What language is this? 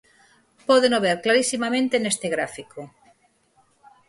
Galician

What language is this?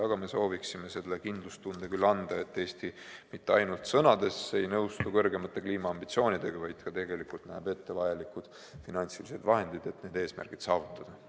Estonian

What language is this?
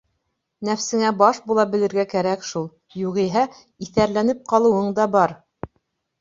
Bashkir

